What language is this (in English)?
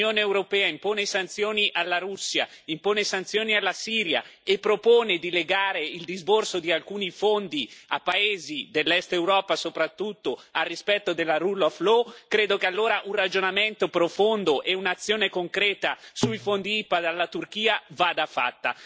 Italian